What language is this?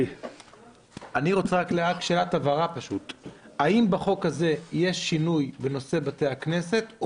Hebrew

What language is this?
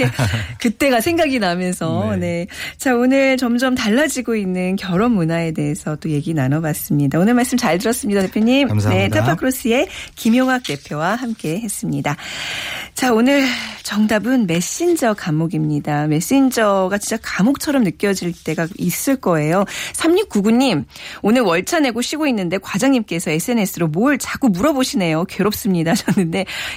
Korean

